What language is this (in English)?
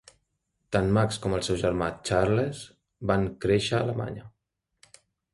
Catalan